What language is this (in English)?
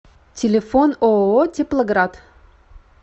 Russian